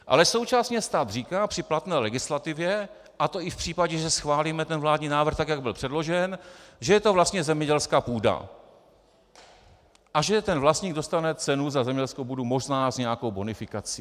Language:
Czech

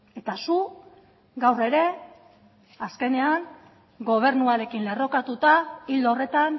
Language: Basque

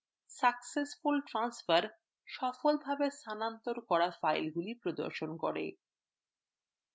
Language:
Bangla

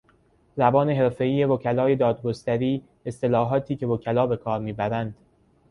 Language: Persian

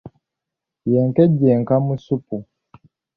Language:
Ganda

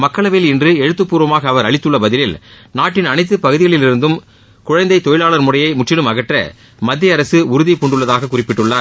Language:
Tamil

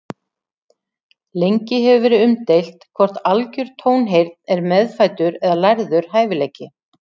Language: Icelandic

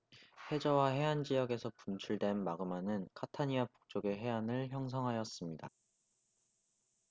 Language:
Korean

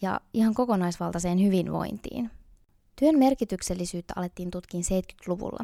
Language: Finnish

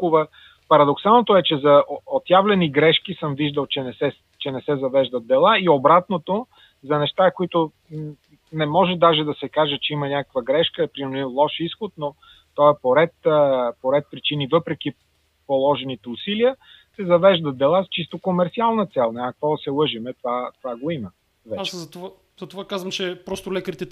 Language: Bulgarian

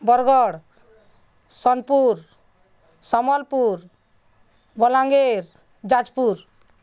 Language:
Odia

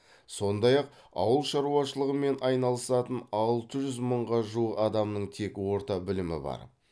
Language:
Kazakh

